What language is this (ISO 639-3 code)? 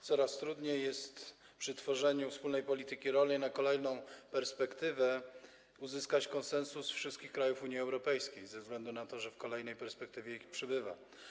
pol